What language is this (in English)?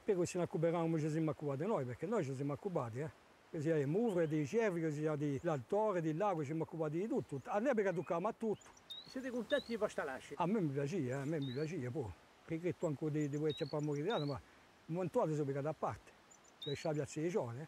Italian